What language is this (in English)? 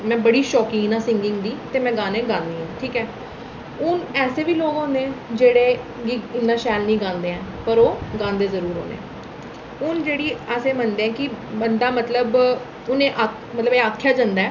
Dogri